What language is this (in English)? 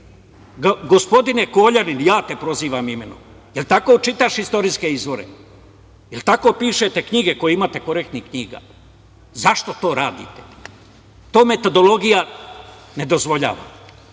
Serbian